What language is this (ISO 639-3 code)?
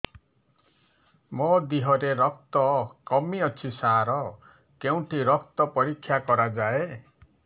ori